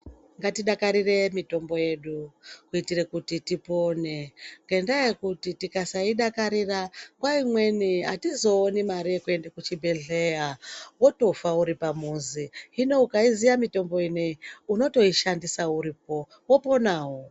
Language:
Ndau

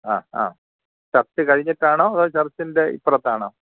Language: Malayalam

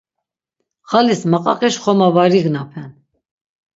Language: Laz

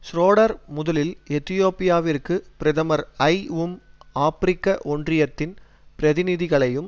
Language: Tamil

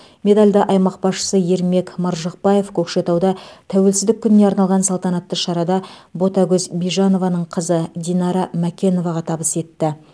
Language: Kazakh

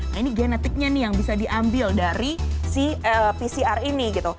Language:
Indonesian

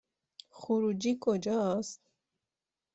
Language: Persian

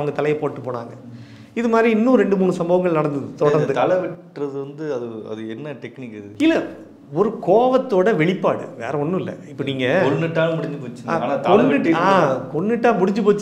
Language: Romanian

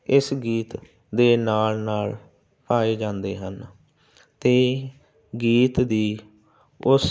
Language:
Punjabi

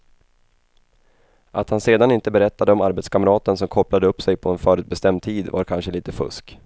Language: Swedish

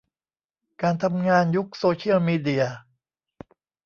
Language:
Thai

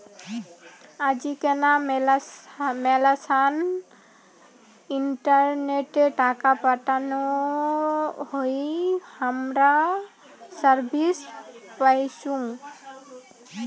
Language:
Bangla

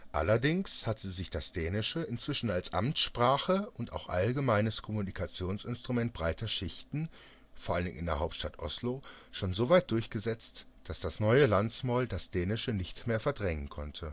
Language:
German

